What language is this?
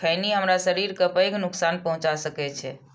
Maithili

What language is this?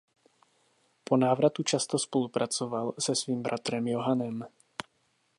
Czech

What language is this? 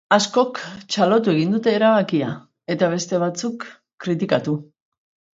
Basque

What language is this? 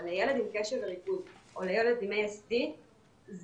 Hebrew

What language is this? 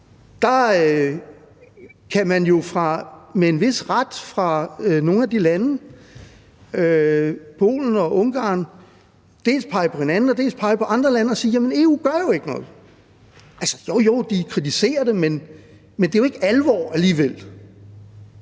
Danish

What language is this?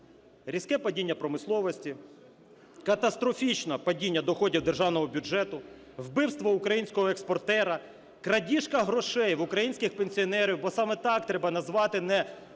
Ukrainian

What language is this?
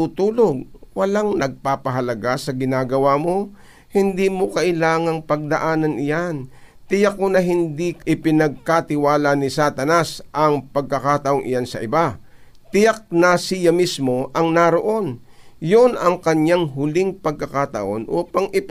Filipino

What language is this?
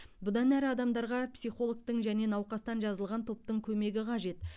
Kazakh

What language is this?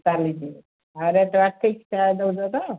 Odia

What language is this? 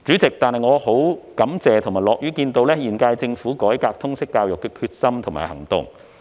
Cantonese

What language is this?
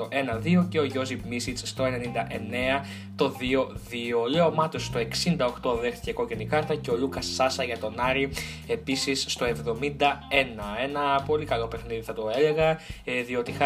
Greek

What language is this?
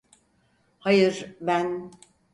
Turkish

